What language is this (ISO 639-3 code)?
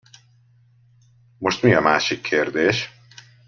hun